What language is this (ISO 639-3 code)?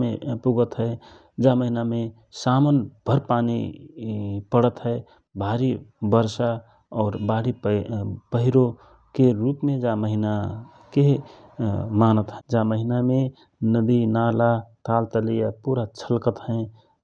thr